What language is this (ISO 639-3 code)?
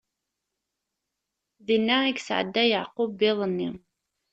kab